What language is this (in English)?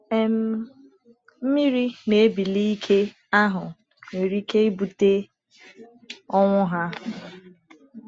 Igbo